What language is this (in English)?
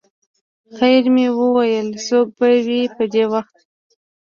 Pashto